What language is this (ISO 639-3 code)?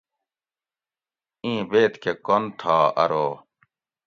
gwc